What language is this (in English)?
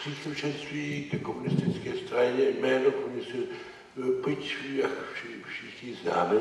Czech